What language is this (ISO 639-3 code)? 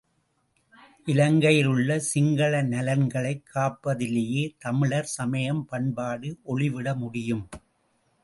tam